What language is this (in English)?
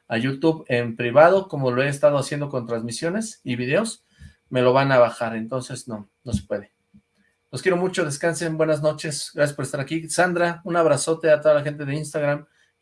Spanish